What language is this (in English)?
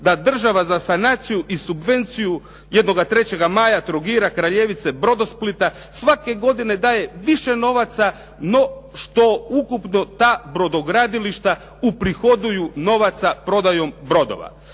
Croatian